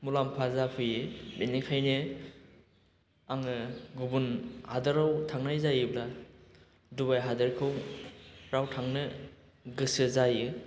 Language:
Bodo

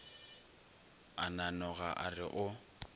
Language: Northern Sotho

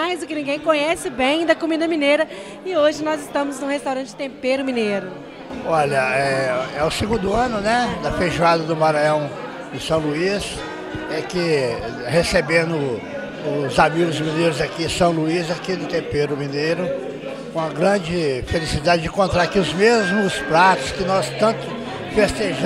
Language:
Portuguese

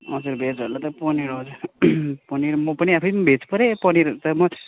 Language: Nepali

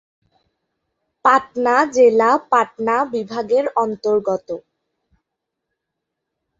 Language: Bangla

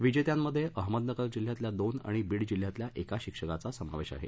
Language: Marathi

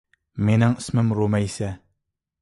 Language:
Uyghur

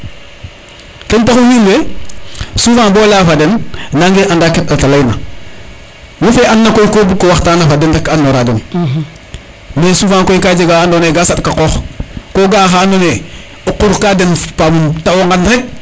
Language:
Serer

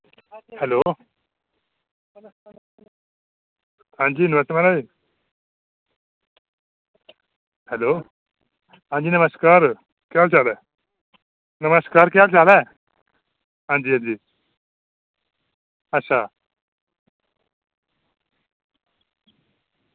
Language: Dogri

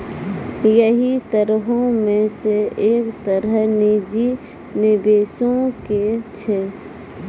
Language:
Maithili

